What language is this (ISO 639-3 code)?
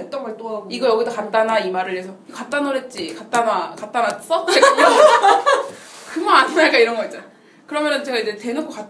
kor